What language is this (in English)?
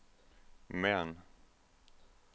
Danish